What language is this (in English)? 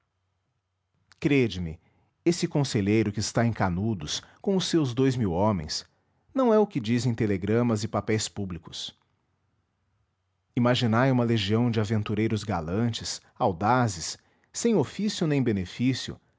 Portuguese